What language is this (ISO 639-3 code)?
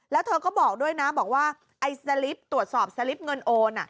tha